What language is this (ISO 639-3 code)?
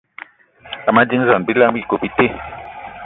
eto